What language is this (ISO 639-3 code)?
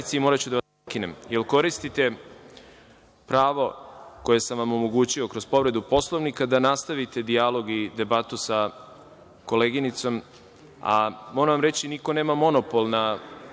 srp